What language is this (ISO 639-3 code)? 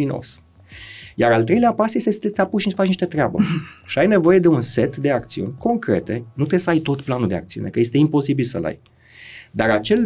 ron